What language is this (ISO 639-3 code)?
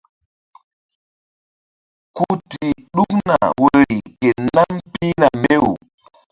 mdd